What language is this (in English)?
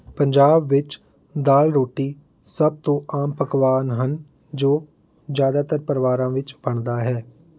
Punjabi